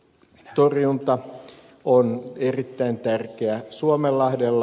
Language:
Finnish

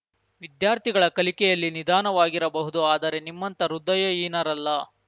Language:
Kannada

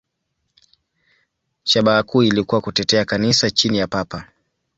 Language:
Swahili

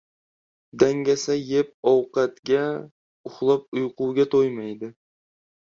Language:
Uzbek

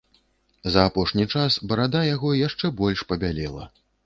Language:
Belarusian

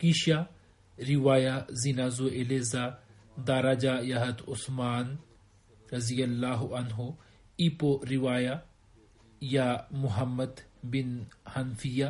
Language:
Swahili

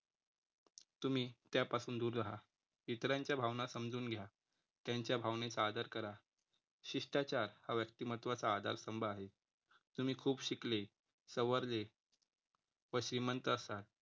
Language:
Marathi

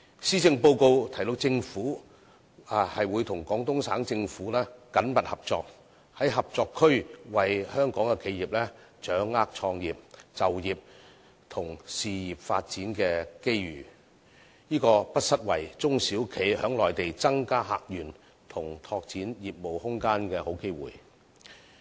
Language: Cantonese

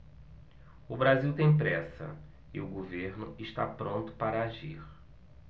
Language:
Portuguese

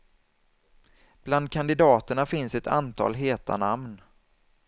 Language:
Swedish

